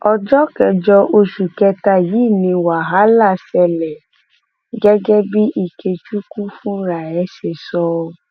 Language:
Yoruba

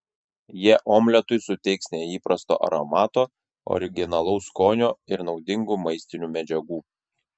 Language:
Lithuanian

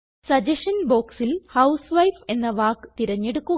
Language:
Malayalam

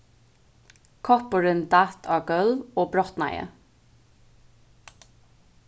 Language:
Faroese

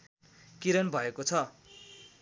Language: Nepali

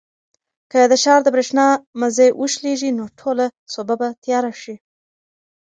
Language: Pashto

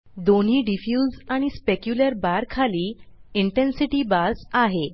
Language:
Marathi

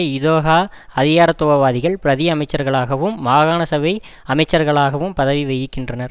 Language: Tamil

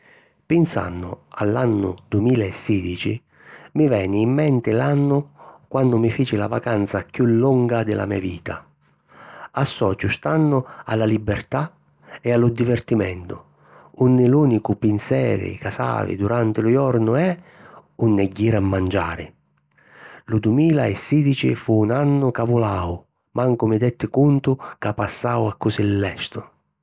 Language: Sicilian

